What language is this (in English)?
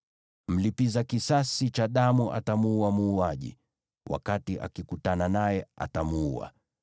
Swahili